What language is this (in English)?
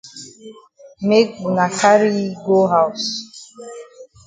Cameroon Pidgin